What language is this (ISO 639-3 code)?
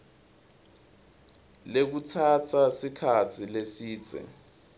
ssw